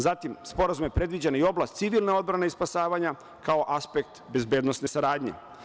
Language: Serbian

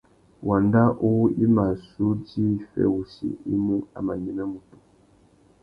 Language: Tuki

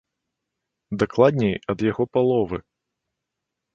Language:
Belarusian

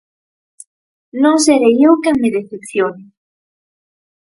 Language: Galician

